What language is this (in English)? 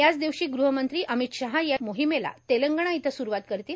Marathi